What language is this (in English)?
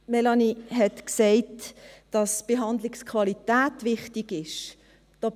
Swiss German